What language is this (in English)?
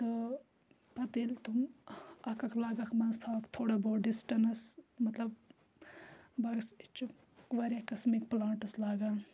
Kashmiri